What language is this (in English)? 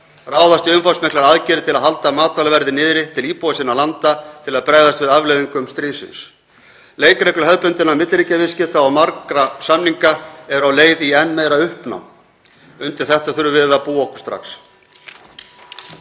Icelandic